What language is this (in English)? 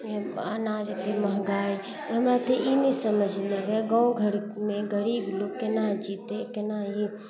Maithili